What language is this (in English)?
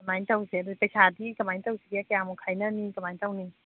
Manipuri